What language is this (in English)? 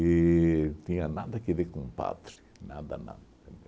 Portuguese